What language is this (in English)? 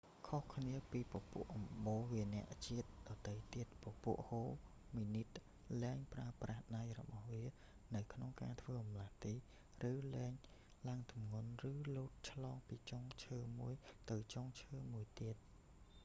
Khmer